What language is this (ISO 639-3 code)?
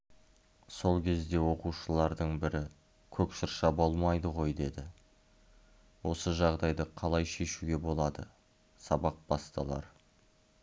kaz